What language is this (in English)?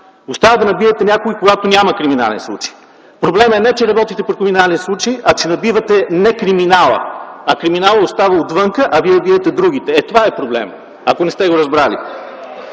Bulgarian